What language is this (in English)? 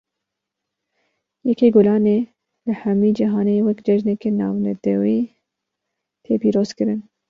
Kurdish